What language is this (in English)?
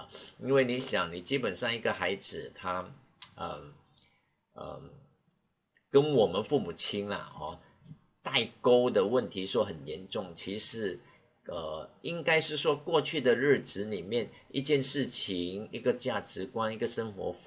Chinese